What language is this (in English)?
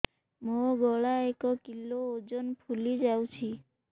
Odia